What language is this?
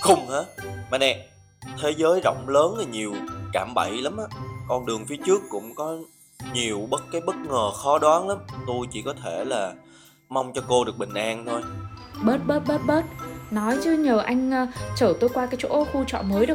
Vietnamese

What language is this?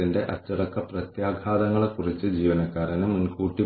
Malayalam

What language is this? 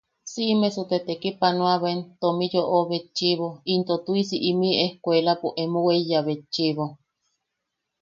Yaqui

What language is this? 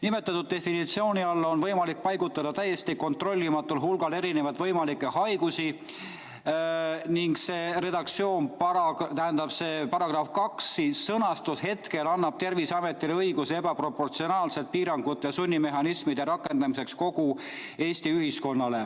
Estonian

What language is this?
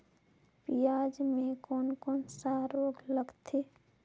Chhattisgarhi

